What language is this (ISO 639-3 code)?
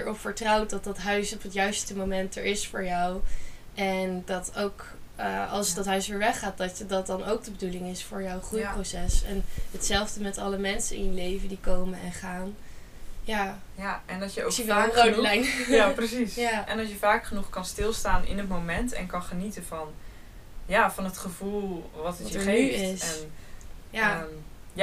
nld